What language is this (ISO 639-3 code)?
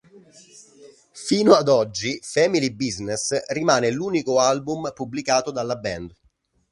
ita